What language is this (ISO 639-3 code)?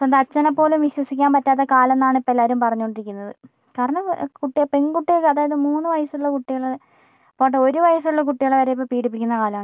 mal